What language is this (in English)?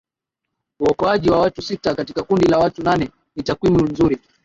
Swahili